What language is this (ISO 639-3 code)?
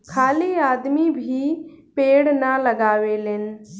bho